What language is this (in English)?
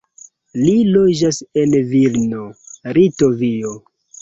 Esperanto